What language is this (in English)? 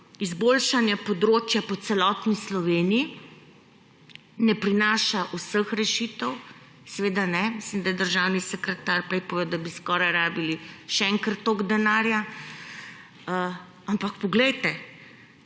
Slovenian